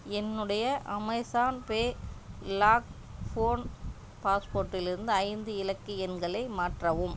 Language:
Tamil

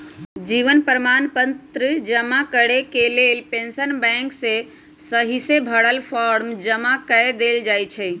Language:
Magahi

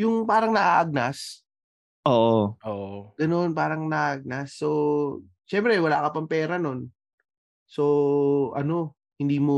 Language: Filipino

